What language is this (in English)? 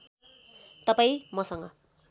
Nepali